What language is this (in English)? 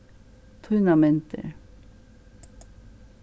Faroese